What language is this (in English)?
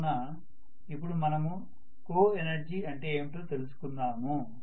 Telugu